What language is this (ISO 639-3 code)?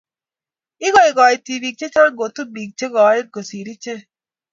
kln